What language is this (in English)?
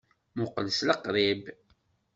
Kabyle